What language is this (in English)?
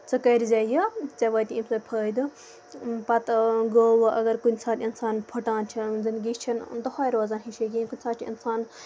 Kashmiri